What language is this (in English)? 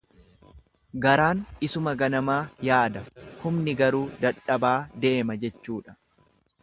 Oromo